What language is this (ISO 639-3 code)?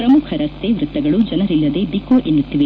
kan